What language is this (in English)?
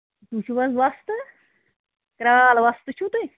Kashmiri